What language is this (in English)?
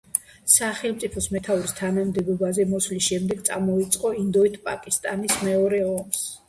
Georgian